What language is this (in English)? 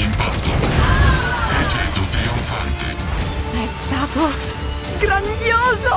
Italian